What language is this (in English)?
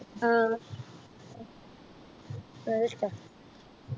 Malayalam